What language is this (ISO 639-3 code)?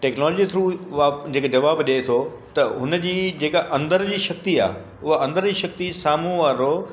snd